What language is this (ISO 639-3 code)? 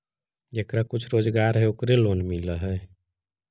mag